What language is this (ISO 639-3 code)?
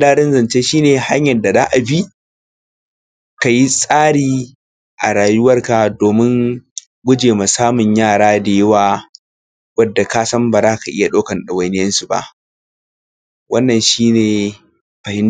hau